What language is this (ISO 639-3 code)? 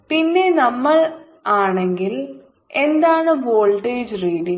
mal